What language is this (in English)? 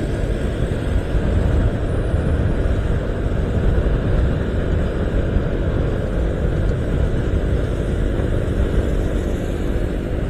Indonesian